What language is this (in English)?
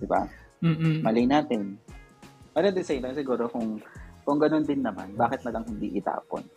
Filipino